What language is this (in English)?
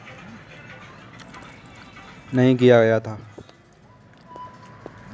Hindi